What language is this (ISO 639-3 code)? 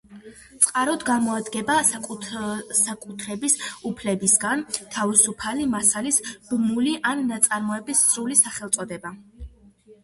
kat